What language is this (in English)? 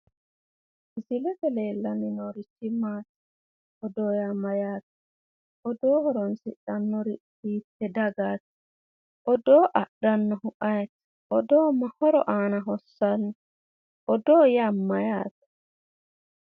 Sidamo